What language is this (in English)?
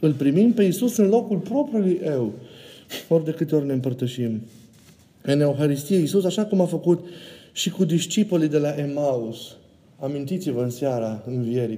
Romanian